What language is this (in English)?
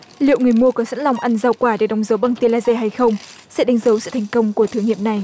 Vietnamese